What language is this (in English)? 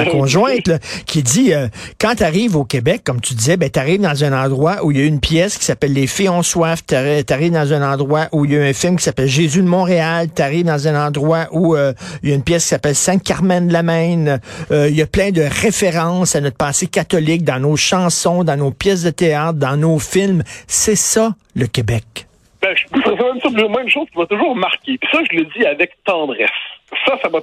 French